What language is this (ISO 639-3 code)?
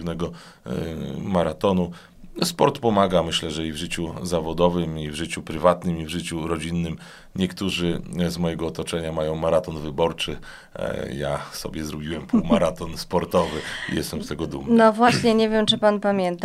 pol